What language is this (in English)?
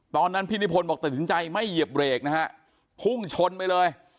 Thai